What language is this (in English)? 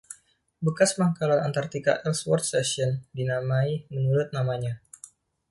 Indonesian